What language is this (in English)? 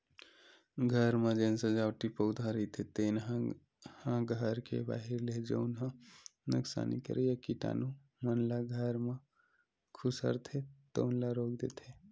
Chhattisgarhi